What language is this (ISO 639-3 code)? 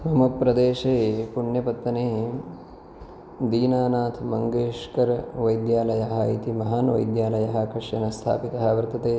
san